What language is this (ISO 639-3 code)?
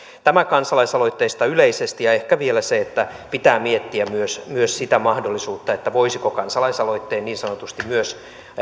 fin